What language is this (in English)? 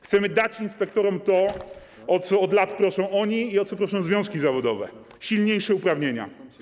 Polish